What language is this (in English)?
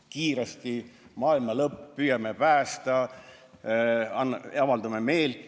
Estonian